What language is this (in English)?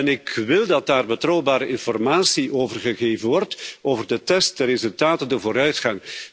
Dutch